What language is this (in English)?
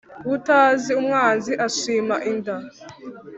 Kinyarwanda